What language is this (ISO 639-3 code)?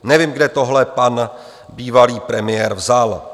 ces